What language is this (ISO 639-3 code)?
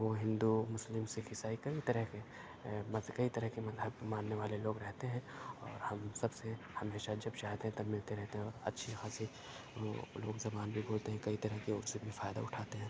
urd